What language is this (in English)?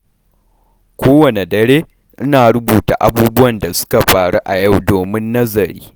Hausa